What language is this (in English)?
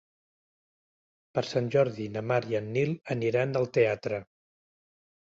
Catalan